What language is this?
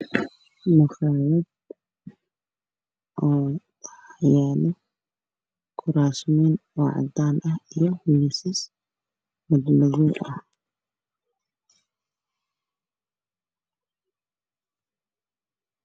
Somali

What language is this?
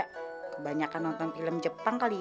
Indonesian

